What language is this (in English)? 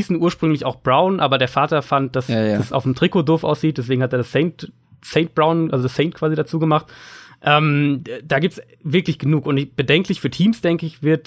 German